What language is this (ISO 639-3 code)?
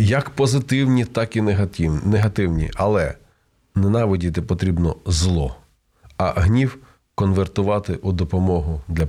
ukr